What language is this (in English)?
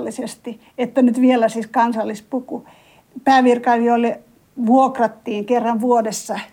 Finnish